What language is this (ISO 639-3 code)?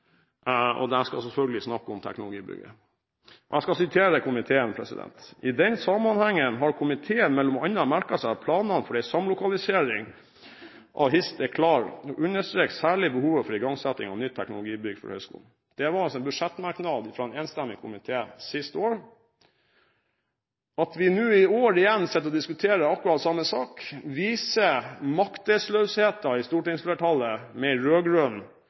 nob